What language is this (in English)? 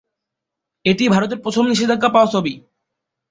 Bangla